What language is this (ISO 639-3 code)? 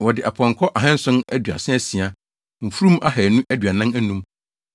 aka